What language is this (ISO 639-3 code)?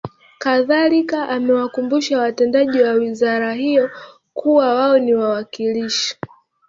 swa